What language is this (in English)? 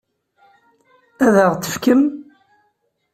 Kabyle